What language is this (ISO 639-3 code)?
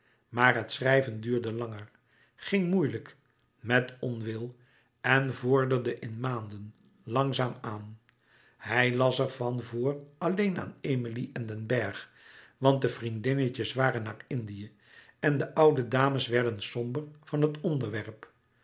nld